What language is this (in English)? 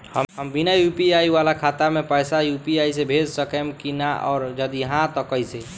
Bhojpuri